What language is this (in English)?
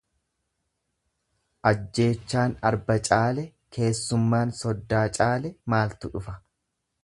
Oromo